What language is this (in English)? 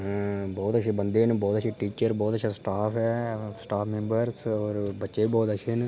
Dogri